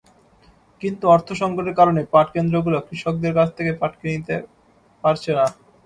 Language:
Bangla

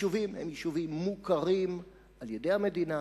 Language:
Hebrew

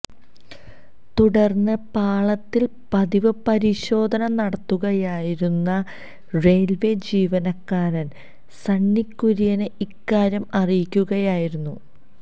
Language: Malayalam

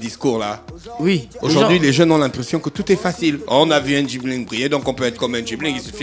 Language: French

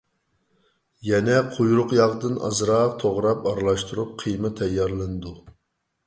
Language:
Uyghur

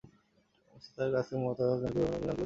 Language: Bangla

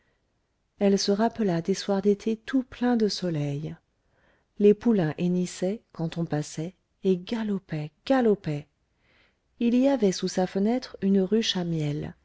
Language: French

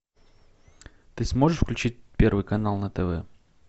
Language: Russian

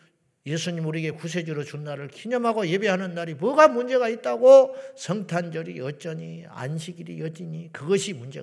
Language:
Korean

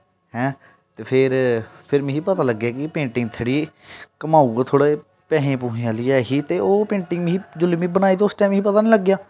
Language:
Dogri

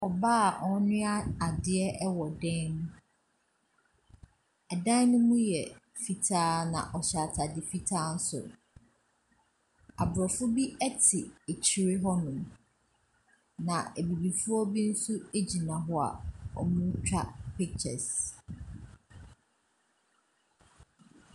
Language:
Akan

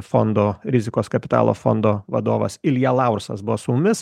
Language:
Lithuanian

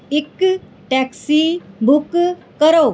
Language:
Punjabi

